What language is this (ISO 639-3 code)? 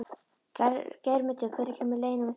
isl